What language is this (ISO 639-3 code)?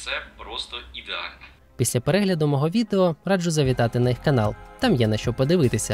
ukr